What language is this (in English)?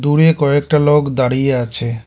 Bangla